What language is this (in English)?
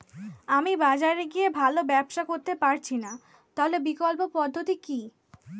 Bangla